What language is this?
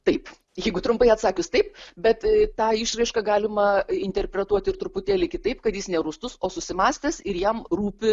Lithuanian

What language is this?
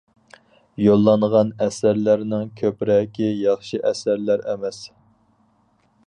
Uyghur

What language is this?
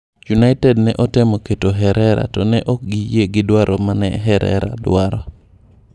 Luo (Kenya and Tanzania)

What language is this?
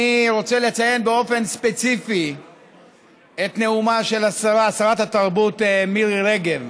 Hebrew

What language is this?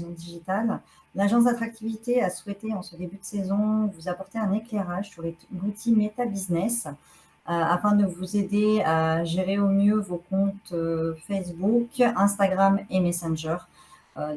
French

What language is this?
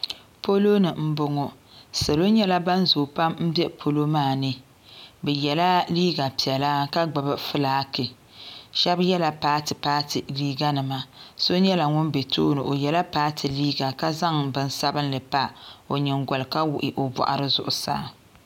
Dagbani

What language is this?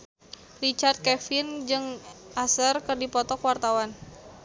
Sundanese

